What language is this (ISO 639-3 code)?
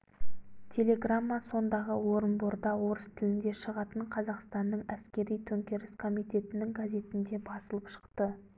kaz